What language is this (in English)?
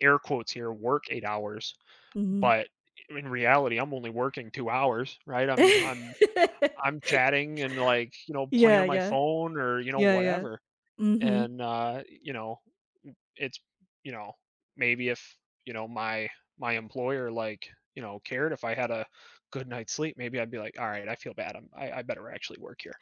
English